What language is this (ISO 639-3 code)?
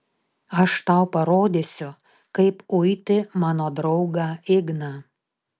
lit